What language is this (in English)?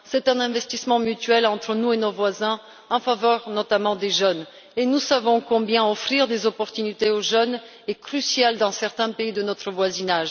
French